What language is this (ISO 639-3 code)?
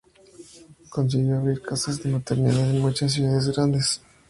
spa